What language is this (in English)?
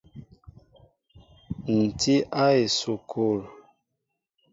Mbo (Cameroon)